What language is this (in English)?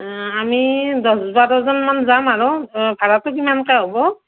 Assamese